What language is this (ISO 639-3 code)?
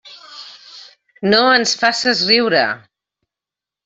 cat